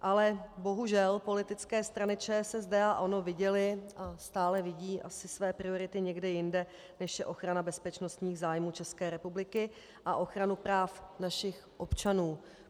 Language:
Czech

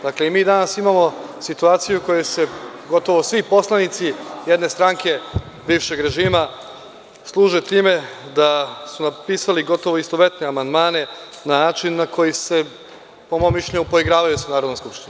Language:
Serbian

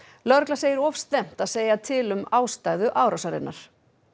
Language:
Icelandic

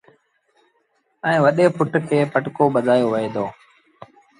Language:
Sindhi Bhil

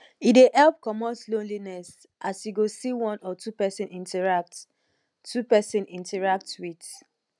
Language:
Nigerian Pidgin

